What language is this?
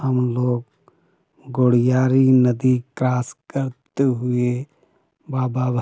Hindi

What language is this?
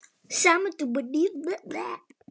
Icelandic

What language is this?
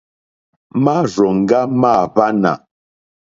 Mokpwe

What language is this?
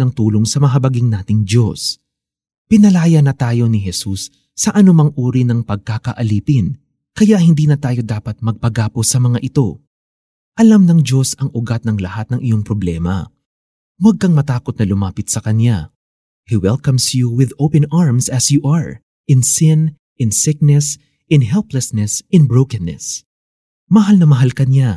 Filipino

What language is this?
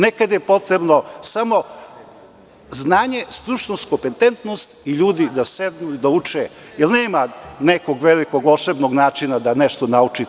Serbian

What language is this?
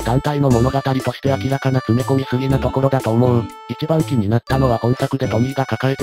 Japanese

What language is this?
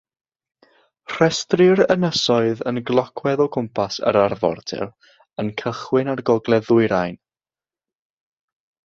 Welsh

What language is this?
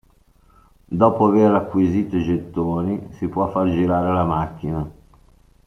Italian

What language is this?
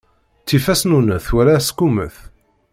Kabyle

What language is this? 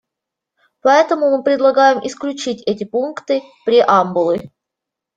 Russian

